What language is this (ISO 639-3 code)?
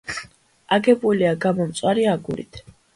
kat